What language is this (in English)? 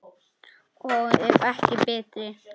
Icelandic